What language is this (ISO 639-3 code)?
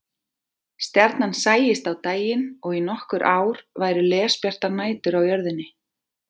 isl